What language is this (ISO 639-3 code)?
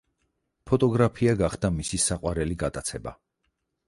kat